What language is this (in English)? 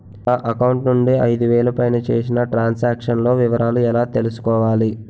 Telugu